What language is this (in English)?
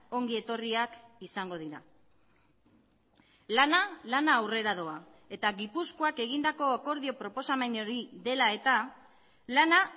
Basque